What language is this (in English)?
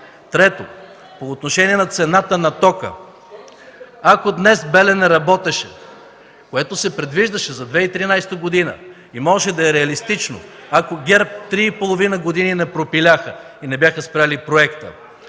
Bulgarian